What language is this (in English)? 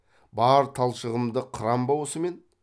Kazakh